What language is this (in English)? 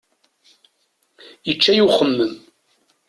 Kabyle